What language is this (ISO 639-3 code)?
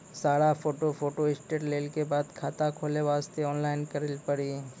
mai